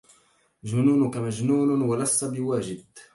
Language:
Arabic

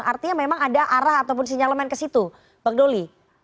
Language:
Indonesian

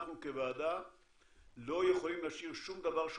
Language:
Hebrew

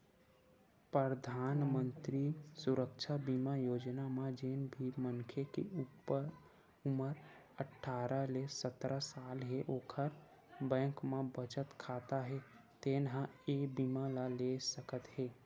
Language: Chhattisgarhi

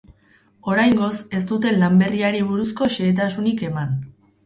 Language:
Basque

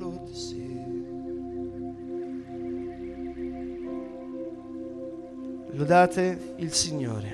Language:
Italian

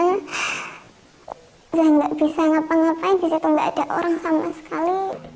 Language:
Indonesian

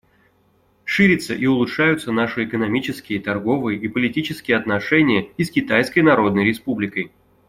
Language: Russian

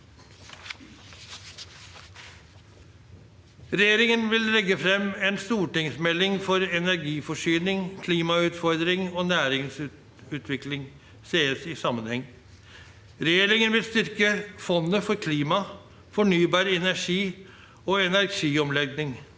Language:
Norwegian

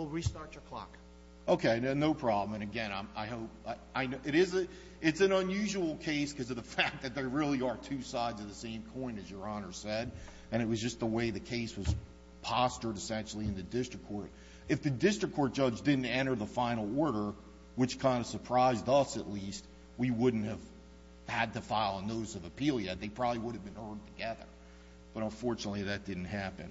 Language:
English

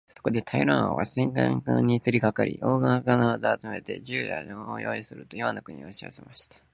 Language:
Japanese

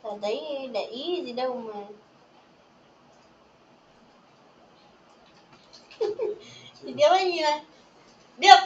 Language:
Vietnamese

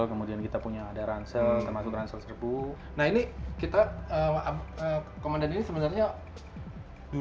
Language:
Indonesian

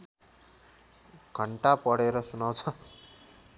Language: Nepali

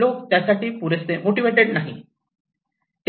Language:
Marathi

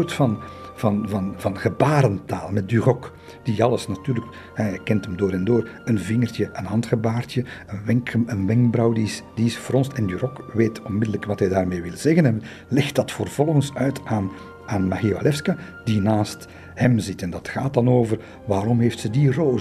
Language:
Dutch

